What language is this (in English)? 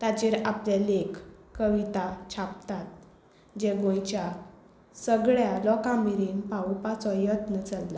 Konkani